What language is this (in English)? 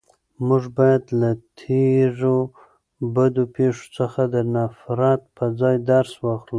Pashto